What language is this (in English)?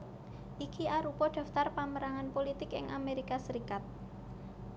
Javanese